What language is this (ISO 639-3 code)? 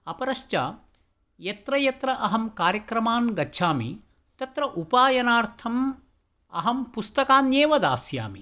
san